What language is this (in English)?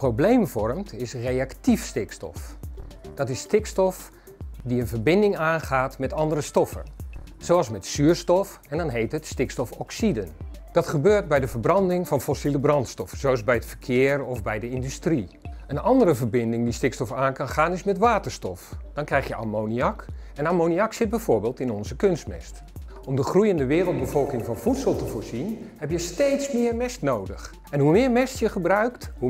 Dutch